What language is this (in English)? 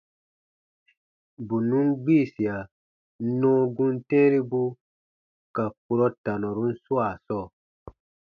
Baatonum